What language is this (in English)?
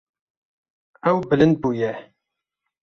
Kurdish